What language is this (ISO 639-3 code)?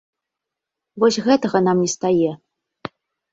bel